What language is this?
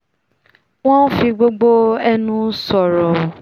Yoruba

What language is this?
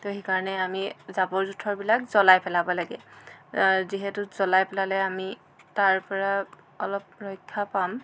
Assamese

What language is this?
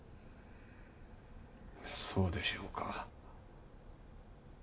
Japanese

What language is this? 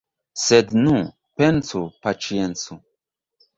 Esperanto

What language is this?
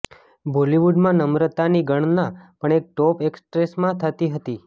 Gujarati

